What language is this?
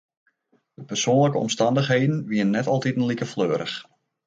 Western Frisian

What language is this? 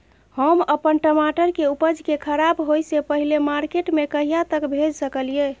Maithili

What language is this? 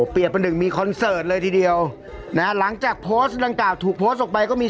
Thai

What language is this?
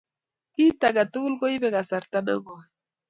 Kalenjin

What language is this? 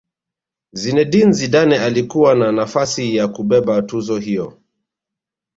Swahili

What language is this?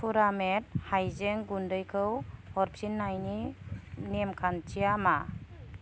Bodo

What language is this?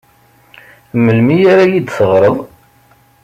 Kabyle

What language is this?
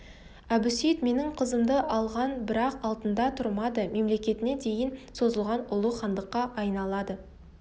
Kazakh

